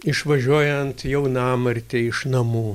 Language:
Lithuanian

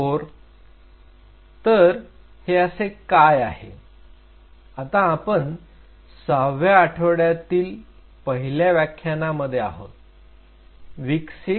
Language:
Marathi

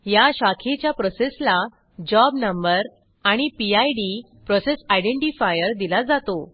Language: Marathi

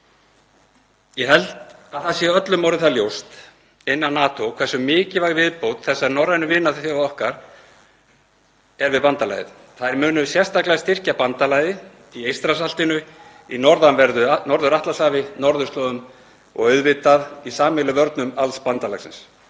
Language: Icelandic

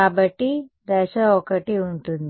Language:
Telugu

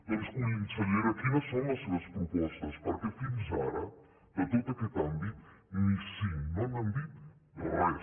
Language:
Catalan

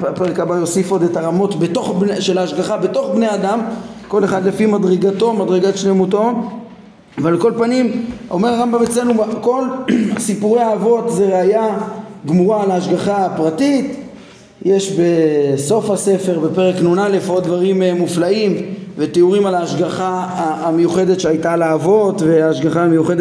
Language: Hebrew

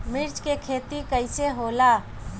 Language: Bhojpuri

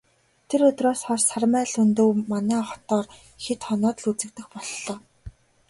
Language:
Mongolian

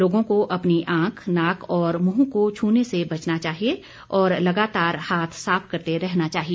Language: Hindi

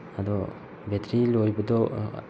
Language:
Manipuri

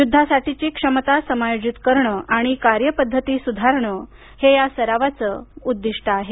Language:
Marathi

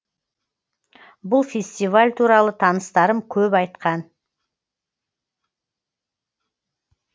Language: Kazakh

